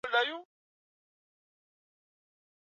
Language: Swahili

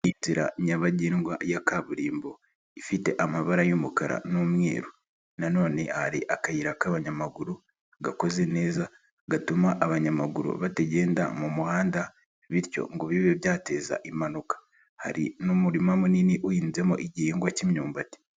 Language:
Kinyarwanda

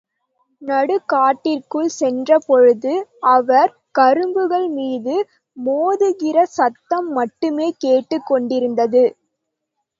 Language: Tamil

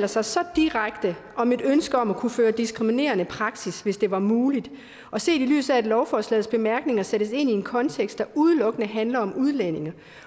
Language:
Danish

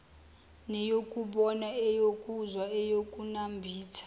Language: Zulu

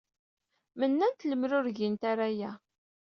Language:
Kabyle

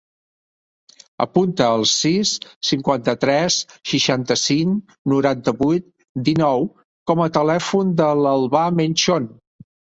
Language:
Catalan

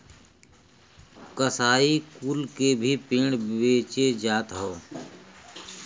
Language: Bhojpuri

